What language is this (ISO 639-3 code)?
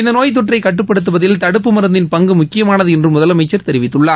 tam